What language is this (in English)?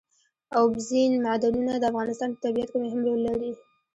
Pashto